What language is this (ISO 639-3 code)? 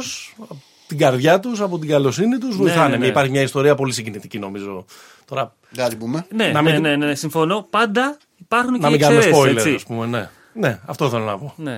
ell